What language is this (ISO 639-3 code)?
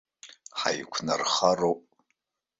abk